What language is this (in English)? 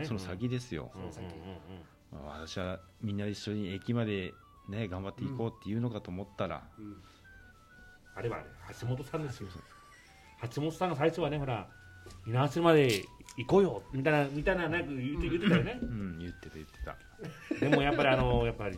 Japanese